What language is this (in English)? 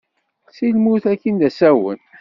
Kabyle